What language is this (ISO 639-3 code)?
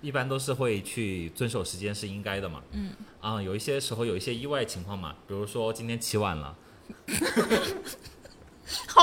zho